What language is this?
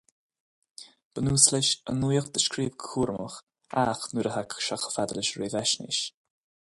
Irish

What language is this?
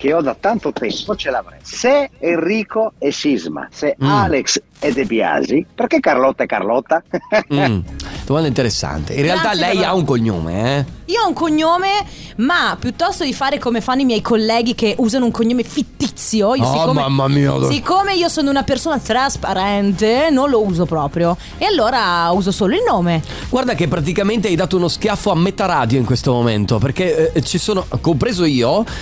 Italian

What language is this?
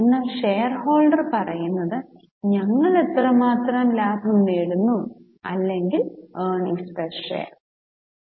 Malayalam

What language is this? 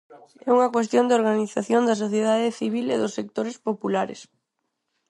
Galician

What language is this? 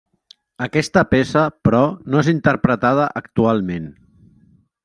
Catalan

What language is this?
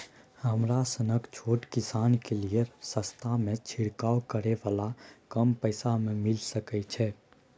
Maithili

